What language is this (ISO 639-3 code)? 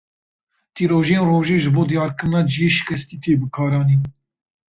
kur